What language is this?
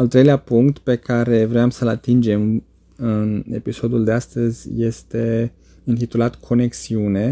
Romanian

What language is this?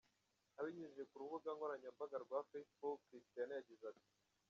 Kinyarwanda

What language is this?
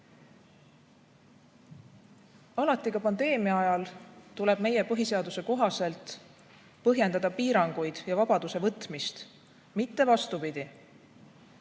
Estonian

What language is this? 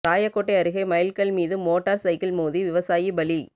Tamil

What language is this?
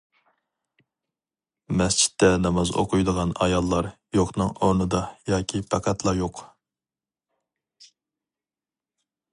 Uyghur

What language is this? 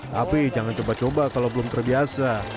Indonesian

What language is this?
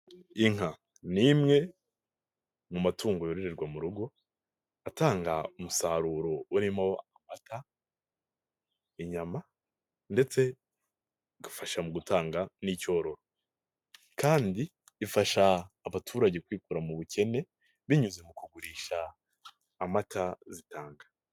Kinyarwanda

